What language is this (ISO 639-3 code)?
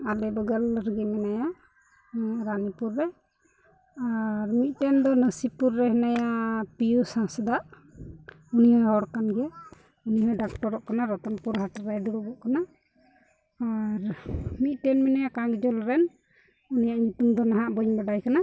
sat